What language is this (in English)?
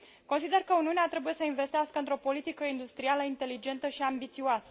Romanian